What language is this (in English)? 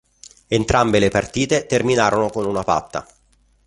Italian